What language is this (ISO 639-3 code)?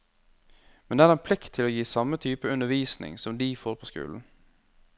nor